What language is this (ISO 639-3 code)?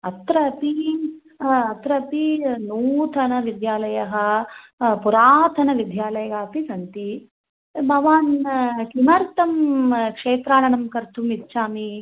san